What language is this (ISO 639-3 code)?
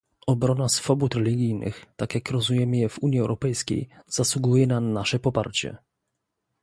pol